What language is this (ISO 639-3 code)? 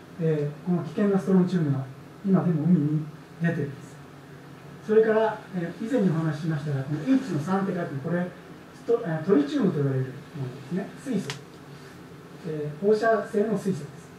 jpn